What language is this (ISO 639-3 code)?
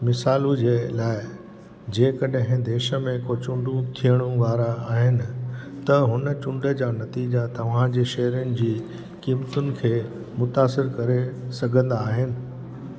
snd